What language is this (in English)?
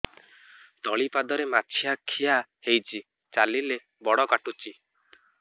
Odia